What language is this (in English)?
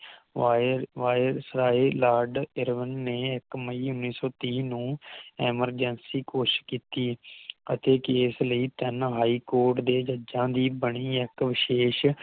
Punjabi